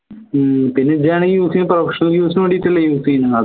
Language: Malayalam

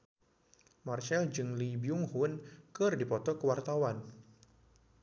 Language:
Sundanese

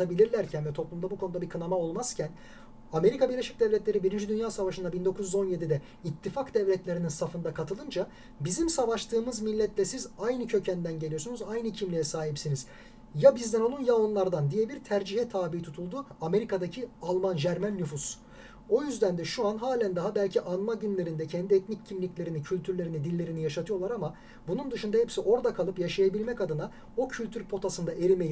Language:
Turkish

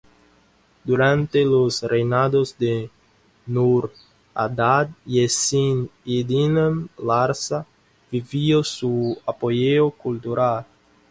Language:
Spanish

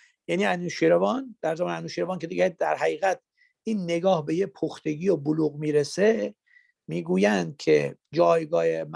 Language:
Persian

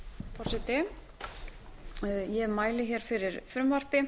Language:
Icelandic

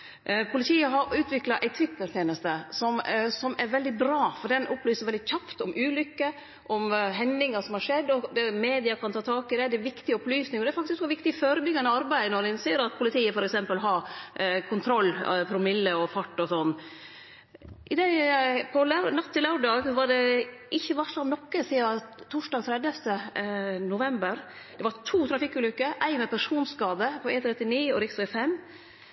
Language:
Norwegian Nynorsk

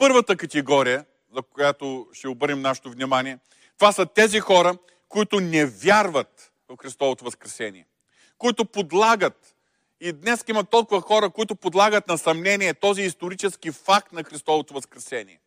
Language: Bulgarian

